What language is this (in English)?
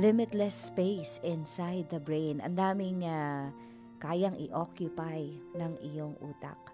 Filipino